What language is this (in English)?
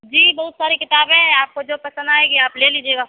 Urdu